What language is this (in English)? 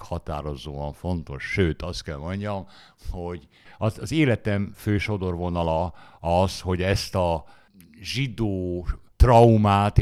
Hungarian